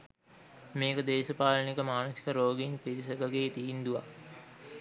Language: Sinhala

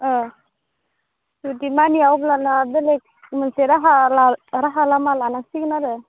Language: Bodo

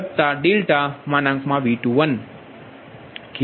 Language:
Gujarati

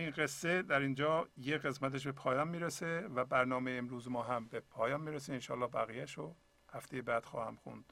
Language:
Persian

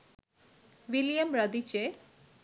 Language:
Bangla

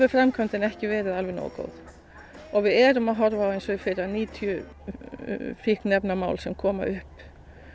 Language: Icelandic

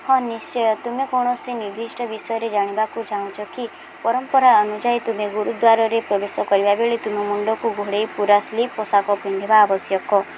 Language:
Odia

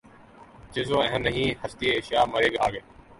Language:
Urdu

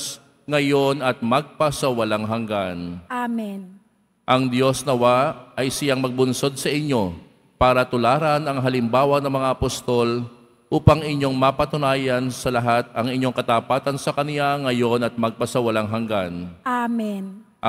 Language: Filipino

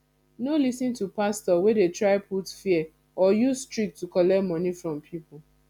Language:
Nigerian Pidgin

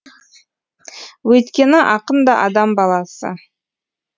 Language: Kazakh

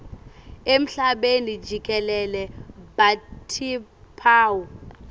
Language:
Swati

